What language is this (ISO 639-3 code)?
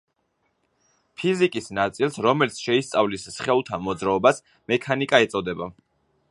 kat